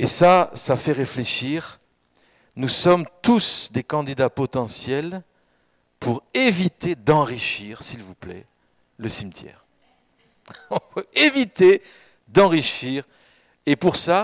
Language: French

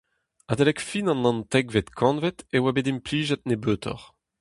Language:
Breton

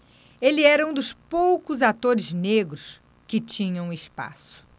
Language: Portuguese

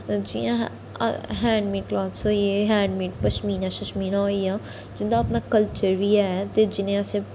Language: Dogri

